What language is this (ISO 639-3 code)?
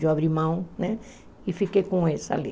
por